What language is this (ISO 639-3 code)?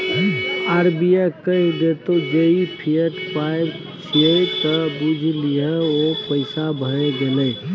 mai